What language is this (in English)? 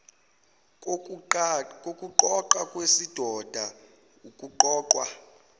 Zulu